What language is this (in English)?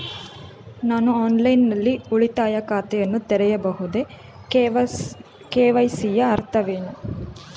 Kannada